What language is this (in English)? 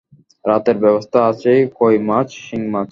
Bangla